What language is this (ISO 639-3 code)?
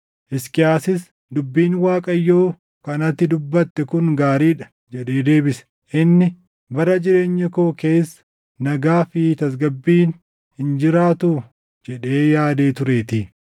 orm